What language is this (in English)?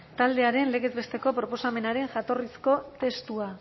Basque